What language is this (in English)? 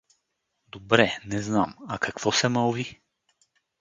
Bulgarian